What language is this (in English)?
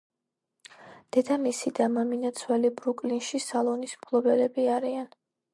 Georgian